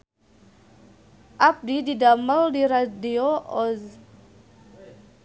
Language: Sundanese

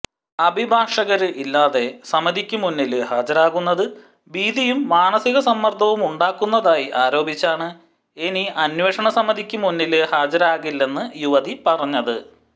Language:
Malayalam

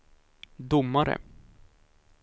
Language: Swedish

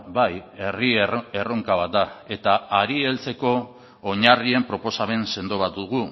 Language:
Basque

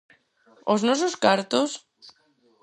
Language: Galician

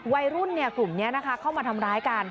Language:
Thai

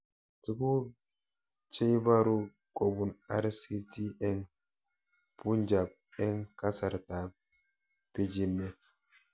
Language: Kalenjin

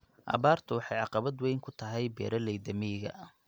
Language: Somali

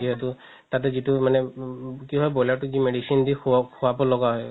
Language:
Assamese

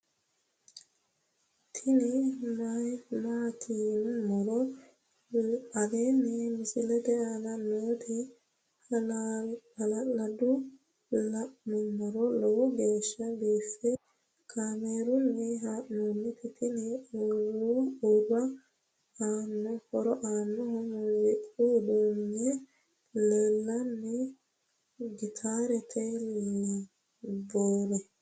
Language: Sidamo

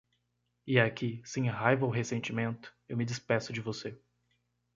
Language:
Portuguese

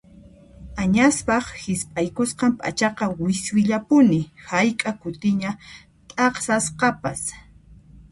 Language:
Puno Quechua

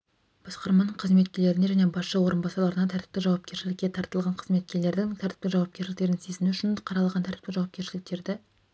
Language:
Kazakh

